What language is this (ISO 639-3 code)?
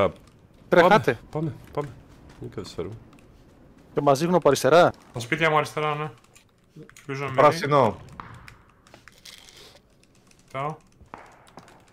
ell